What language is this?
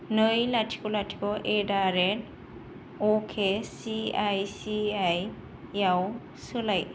Bodo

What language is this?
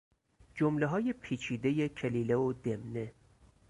Persian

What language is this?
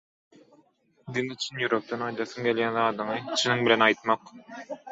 Turkmen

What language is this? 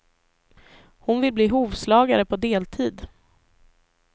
Swedish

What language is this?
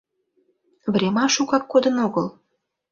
Mari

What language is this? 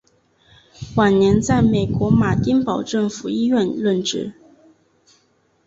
Chinese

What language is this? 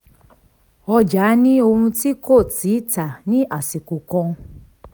Yoruba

